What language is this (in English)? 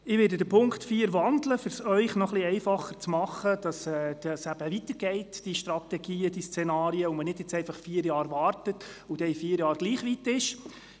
Swiss German